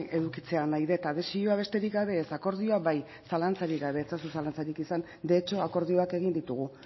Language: Basque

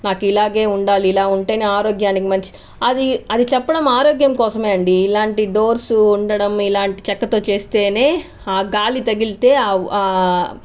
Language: Telugu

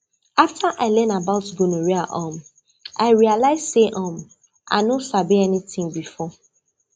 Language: Nigerian Pidgin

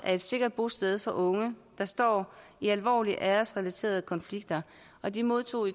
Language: Danish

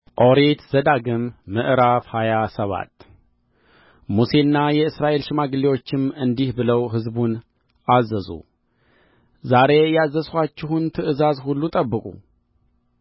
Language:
Amharic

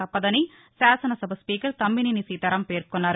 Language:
Telugu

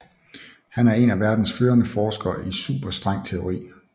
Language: Danish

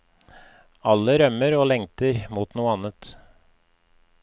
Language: Norwegian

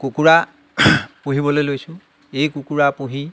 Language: Assamese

